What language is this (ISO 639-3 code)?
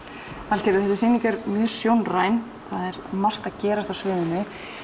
isl